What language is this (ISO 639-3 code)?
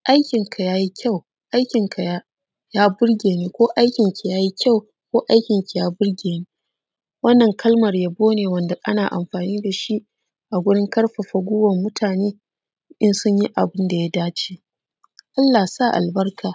hau